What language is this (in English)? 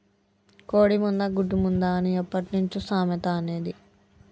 Telugu